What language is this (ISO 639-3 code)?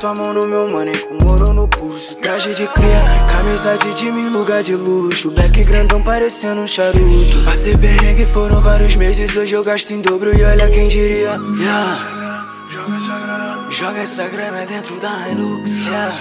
ron